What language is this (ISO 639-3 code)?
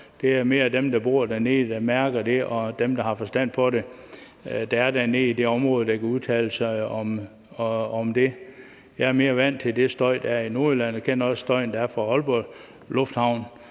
dan